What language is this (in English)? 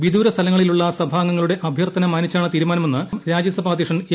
Malayalam